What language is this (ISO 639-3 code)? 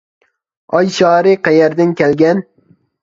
uig